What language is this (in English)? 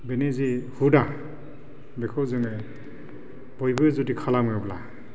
Bodo